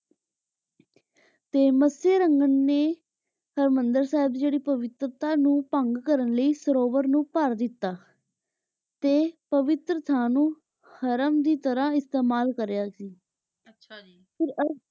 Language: Punjabi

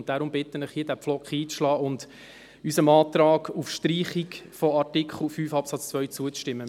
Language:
Swiss German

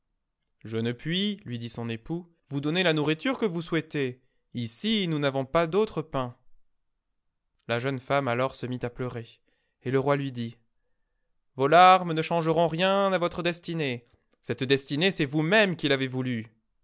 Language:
French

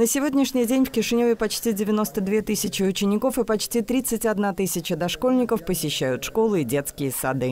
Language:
Russian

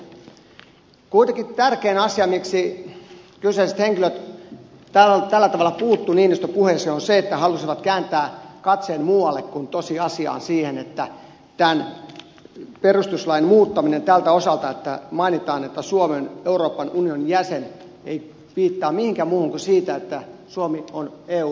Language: Finnish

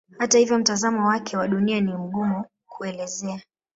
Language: Swahili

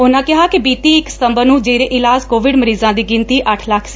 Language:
Punjabi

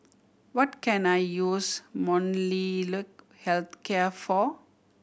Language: English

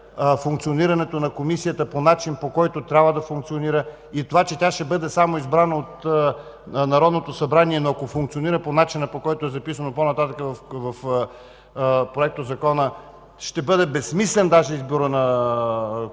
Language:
Bulgarian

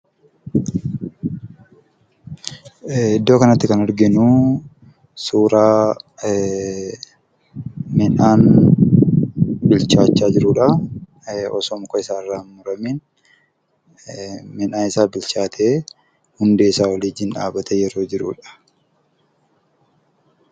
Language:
Oromo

